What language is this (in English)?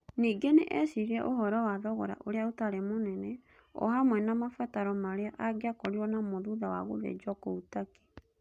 Kikuyu